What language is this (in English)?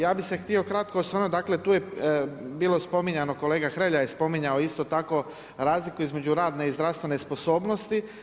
Croatian